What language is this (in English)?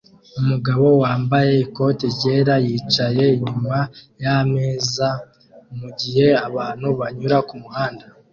Kinyarwanda